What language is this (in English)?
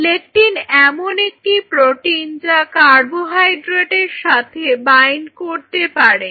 Bangla